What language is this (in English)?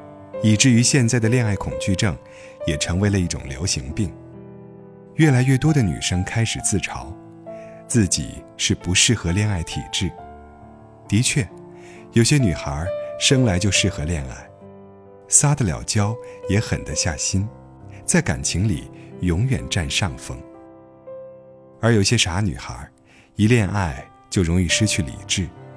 Chinese